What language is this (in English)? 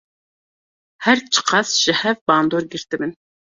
Kurdish